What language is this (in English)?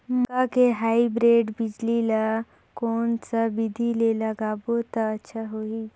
Chhattisgarhi